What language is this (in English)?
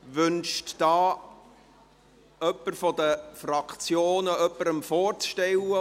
Swiss German